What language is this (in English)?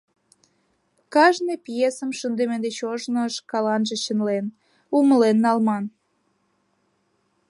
Mari